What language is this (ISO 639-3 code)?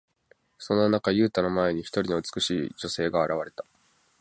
jpn